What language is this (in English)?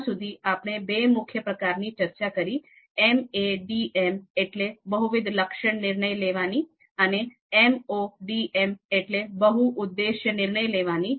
Gujarati